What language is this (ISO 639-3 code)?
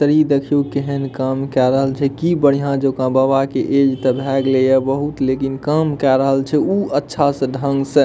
mai